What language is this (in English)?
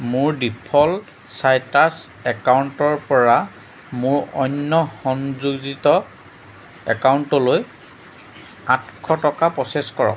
Assamese